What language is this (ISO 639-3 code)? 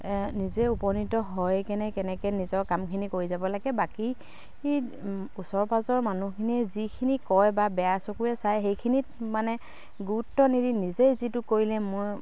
asm